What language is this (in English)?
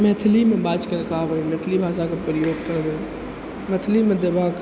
Maithili